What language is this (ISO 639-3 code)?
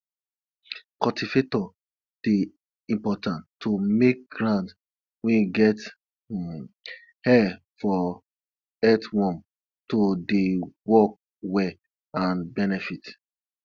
pcm